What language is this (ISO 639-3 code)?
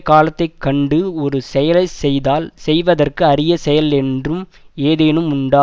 tam